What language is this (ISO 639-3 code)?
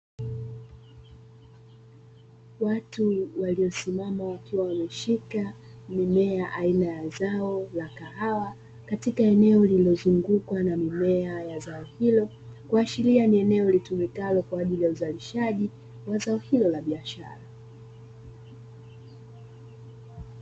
swa